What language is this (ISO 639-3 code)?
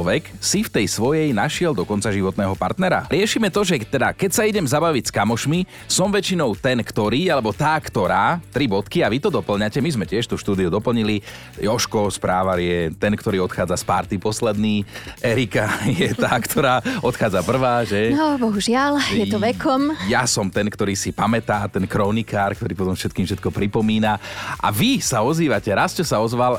slk